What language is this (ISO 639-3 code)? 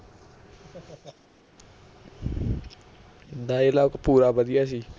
pan